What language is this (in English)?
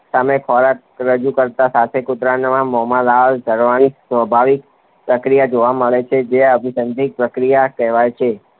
Gujarati